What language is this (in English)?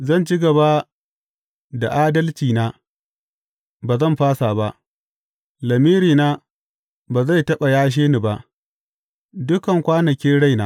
Hausa